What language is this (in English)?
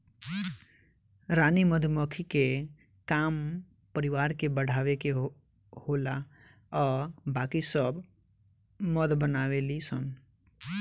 Bhojpuri